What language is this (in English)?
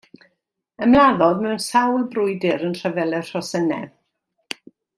Welsh